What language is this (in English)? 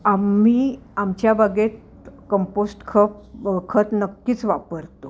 Marathi